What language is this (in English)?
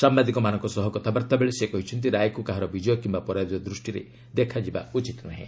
Odia